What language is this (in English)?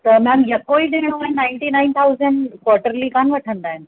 Sindhi